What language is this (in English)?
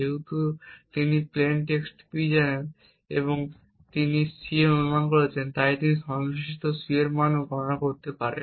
Bangla